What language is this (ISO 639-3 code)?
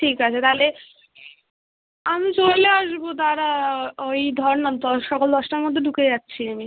ben